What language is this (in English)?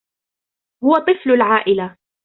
Arabic